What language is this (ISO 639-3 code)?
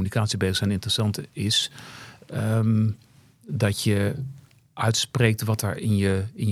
nld